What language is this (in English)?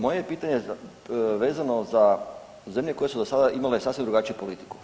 Croatian